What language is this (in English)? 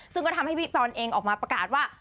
Thai